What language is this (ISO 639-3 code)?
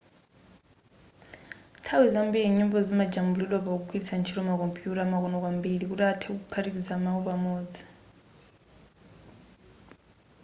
nya